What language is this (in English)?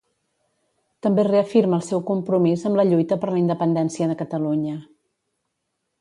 Catalan